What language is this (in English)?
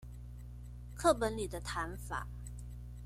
Chinese